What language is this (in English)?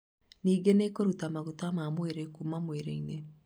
Kikuyu